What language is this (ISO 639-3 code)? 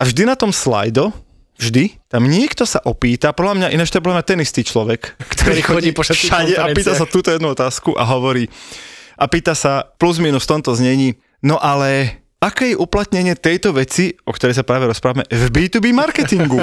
slk